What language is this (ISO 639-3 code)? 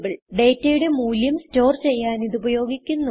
mal